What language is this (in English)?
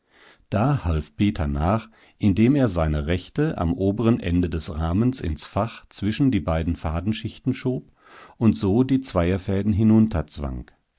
German